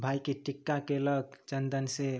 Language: Maithili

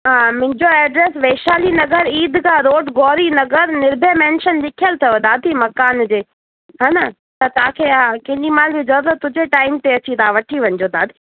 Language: Sindhi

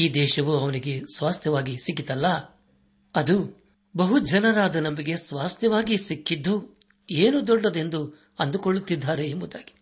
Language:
Kannada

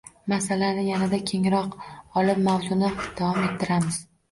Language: Uzbek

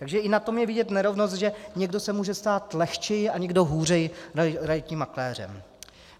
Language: Czech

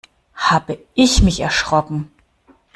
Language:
German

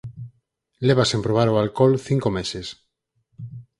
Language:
Galician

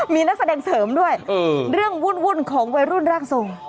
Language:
Thai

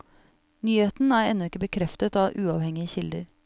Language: Norwegian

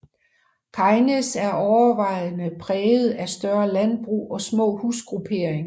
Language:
Danish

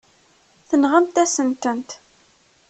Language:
Kabyle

